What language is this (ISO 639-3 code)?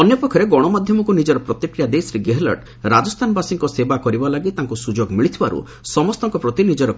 ori